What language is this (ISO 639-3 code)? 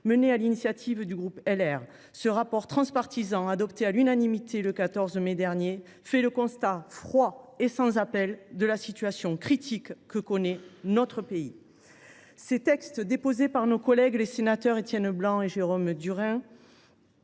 fra